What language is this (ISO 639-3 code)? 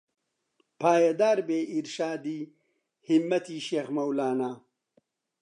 ckb